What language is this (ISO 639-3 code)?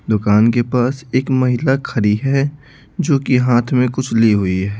hin